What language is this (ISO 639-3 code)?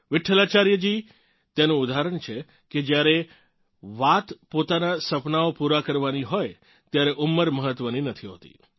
guj